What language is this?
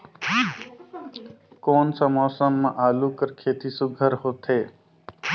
Chhattisgarhi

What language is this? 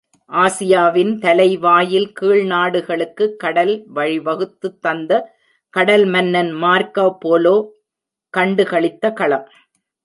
Tamil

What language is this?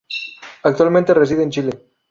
Spanish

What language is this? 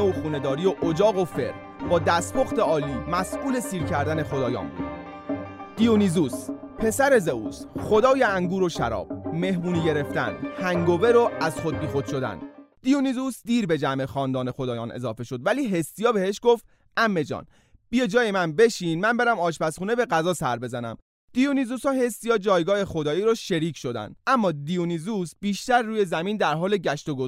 Persian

